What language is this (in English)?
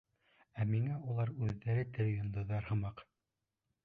Bashkir